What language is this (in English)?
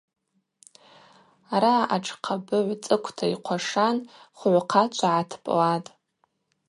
Abaza